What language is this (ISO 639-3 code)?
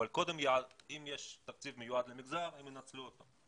heb